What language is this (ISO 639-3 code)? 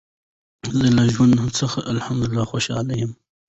pus